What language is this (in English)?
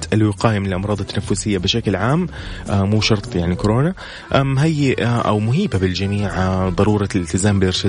Arabic